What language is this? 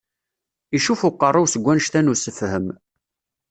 Kabyle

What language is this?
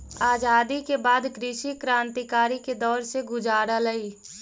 Magahi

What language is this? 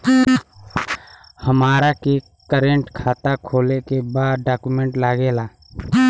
Bhojpuri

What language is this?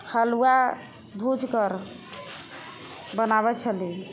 Maithili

